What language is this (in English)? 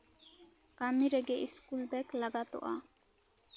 Santali